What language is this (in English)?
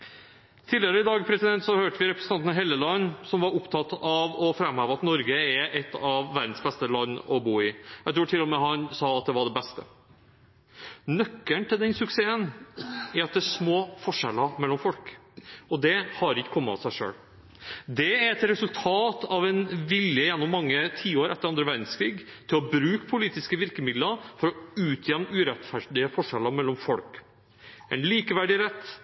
Norwegian Bokmål